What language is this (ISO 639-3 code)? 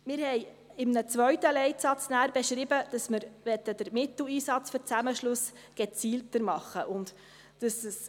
gsw